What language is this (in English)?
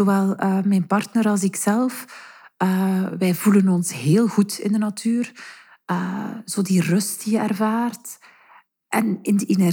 Dutch